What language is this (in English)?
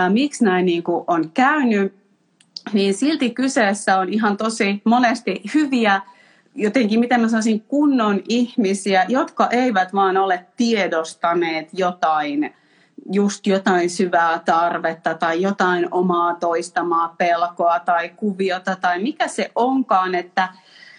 Finnish